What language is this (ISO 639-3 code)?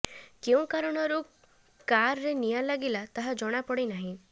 ori